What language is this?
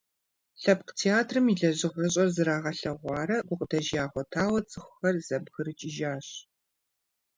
Kabardian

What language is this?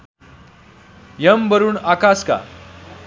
Nepali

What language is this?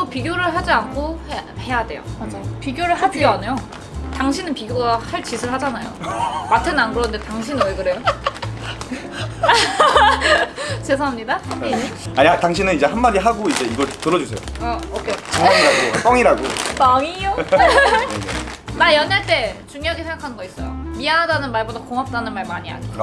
Korean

